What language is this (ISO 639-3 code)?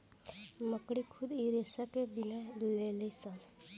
bho